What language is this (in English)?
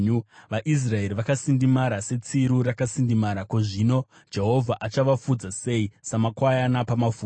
Shona